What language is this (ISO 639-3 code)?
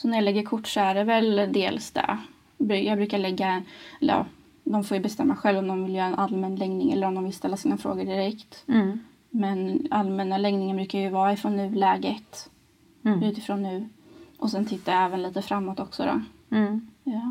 swe